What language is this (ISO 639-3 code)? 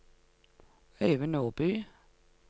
nor